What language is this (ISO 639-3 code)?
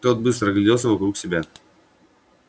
rus